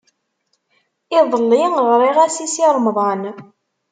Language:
Kabyle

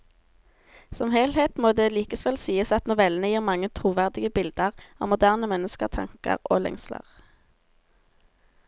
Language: Norwegian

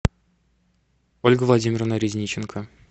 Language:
Russian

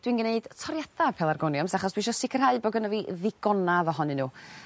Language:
Welsh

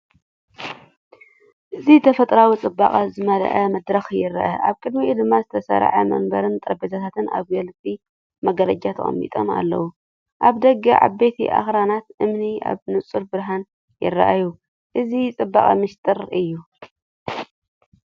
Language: Tigrinya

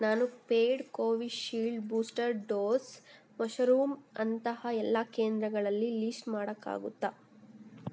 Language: Kannada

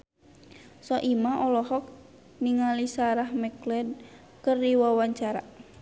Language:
Sundanese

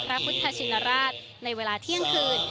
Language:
Thai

